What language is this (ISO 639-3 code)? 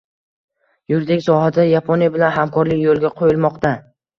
uzb